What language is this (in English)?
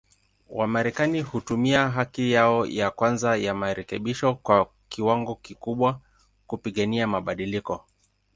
Swahili